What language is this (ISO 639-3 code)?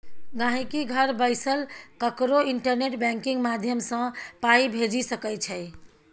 mai